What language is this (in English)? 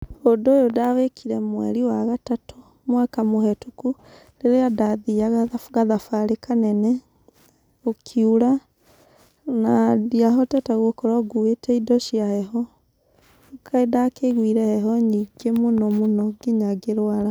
Kikuyu